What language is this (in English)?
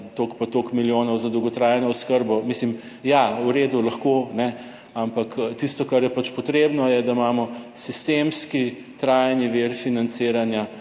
Slovenian